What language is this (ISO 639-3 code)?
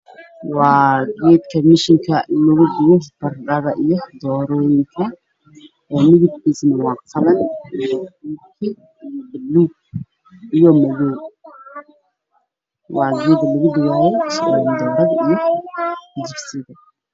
som